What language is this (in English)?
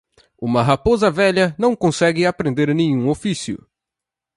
Portuguese